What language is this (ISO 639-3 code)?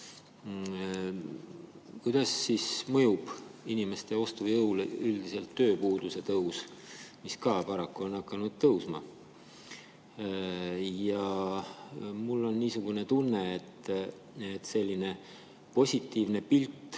est